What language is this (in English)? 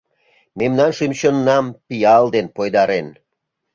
Mari